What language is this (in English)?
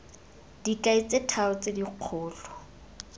Tswana